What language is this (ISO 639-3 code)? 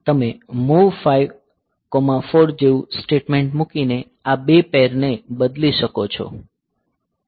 guj